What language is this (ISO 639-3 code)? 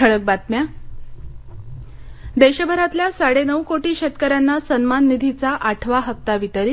mar